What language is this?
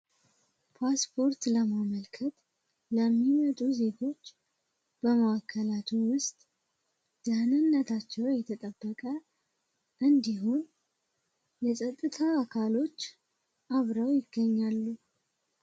Amharic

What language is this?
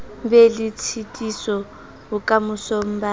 Southern Sotho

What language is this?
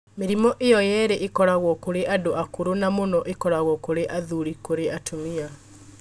Kikuyu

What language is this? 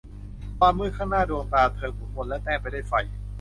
Thai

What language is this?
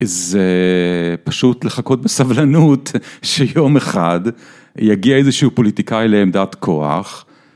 Hebrew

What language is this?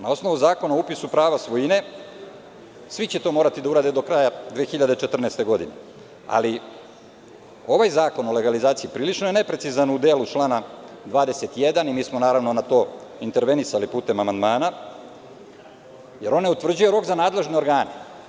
Serbian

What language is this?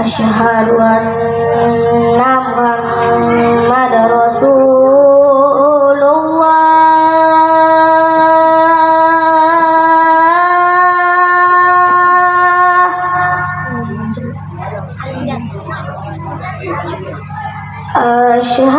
Indonesian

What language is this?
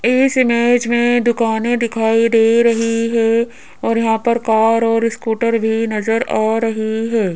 Hindi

